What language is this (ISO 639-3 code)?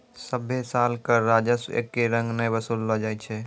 mai